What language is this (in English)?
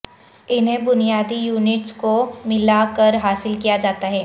Urdu